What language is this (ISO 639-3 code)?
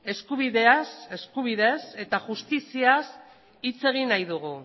eus